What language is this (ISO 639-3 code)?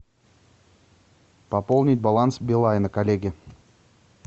rus